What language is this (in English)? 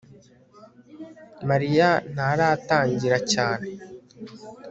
Kinyarwanda